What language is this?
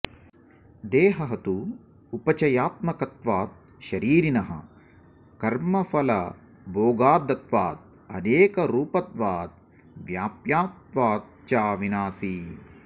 Sanskrit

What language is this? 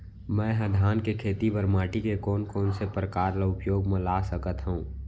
Chhattisgarhi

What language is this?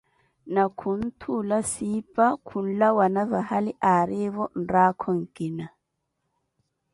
Koti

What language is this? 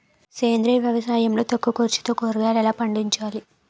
Telugu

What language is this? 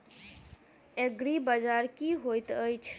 Maithili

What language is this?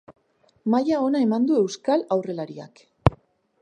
Basque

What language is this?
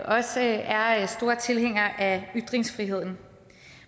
Danish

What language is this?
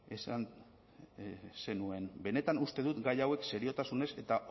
Basque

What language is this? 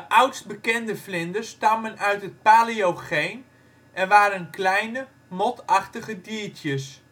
Dutch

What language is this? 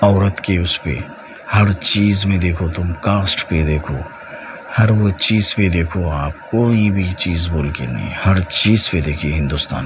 Urdu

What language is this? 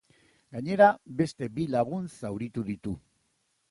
Basque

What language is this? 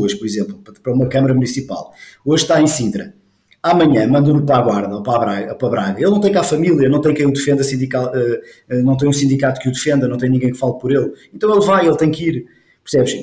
Portuguese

